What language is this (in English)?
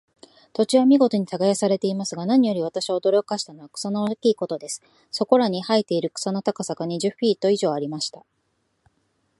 Japanese